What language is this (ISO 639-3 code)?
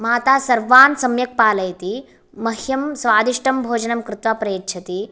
san